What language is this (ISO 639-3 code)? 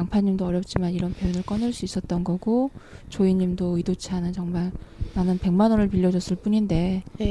kor